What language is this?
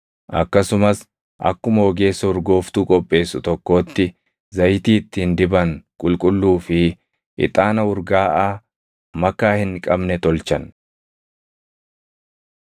Oromo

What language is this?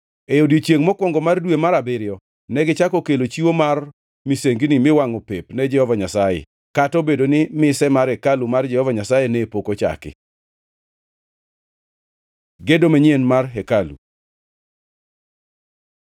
Luo (Kenya and Tanzania)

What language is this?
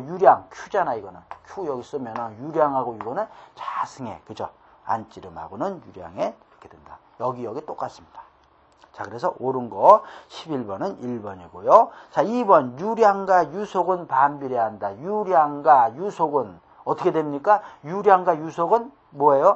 Korean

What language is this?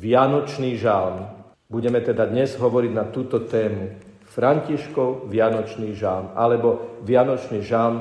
Slovak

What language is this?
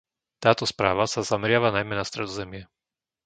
Slovak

